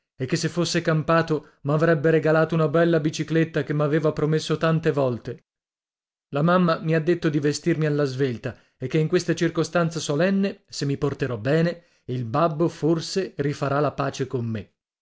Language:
Italian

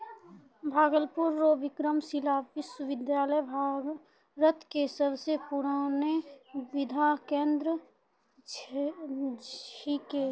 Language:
Maithili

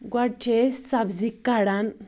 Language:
Kashmiri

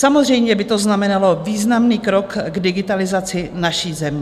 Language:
Czech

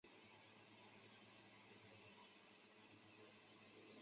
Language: Chinese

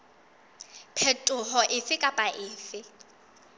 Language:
Southern Sotho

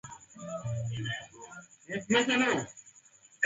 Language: Swahili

